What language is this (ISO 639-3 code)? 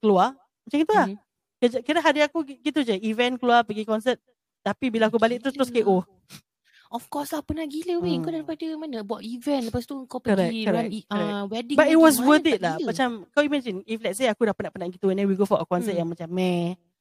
msa